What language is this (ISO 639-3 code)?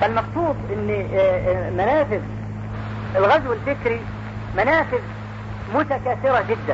ara